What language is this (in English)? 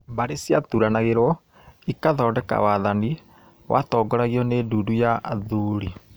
Kikuyu